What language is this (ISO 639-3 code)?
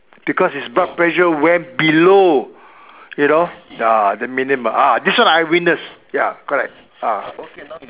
eng